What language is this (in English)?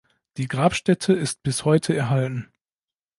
German